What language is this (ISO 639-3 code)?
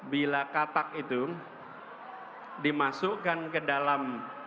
ind